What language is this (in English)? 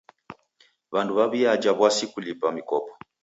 Taita